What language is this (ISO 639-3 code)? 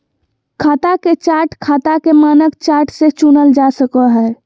mag